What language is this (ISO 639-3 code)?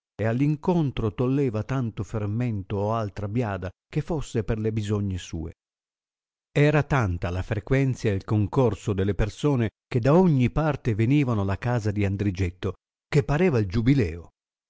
ita